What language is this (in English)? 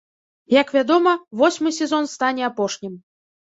Belarusian